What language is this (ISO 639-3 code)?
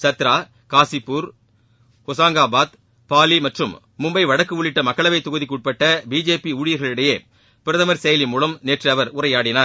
tam